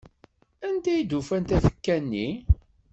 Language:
Kabyle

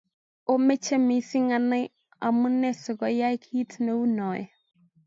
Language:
Kalenjin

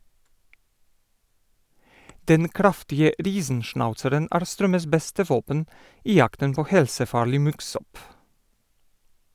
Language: Norwegian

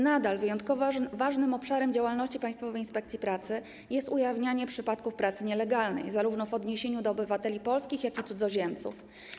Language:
Polish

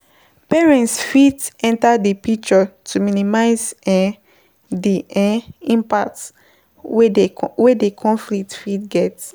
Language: Nigerian Pidgin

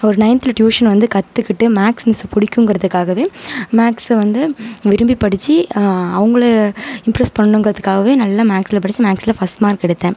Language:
Tamil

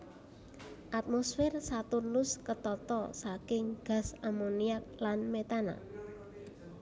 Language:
Javanese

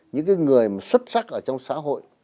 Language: Vietnamese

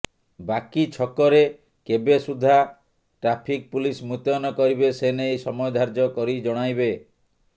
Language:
Odia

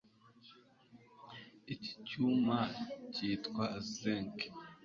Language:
Kinyarwanda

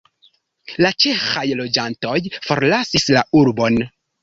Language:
Esperanto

